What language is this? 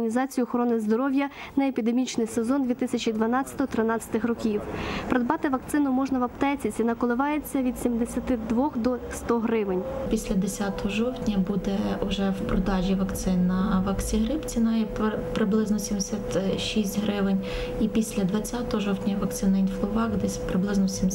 Ukrainian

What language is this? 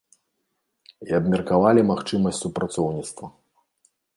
Belarusian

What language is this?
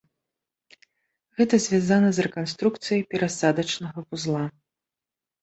Belarusian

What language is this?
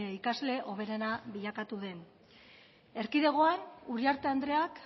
Basque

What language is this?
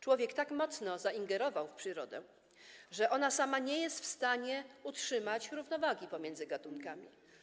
Polish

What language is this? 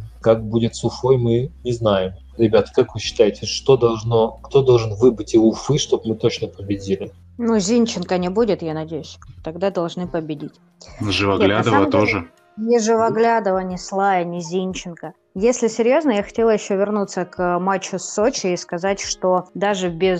Russian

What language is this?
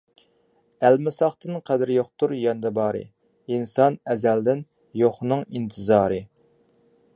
Uyghur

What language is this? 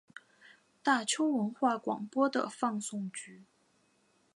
Chinese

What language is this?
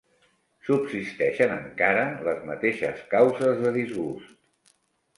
Catalan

